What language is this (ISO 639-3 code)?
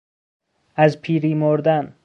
fas